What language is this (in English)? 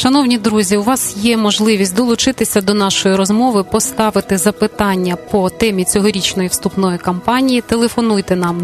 Ukrainian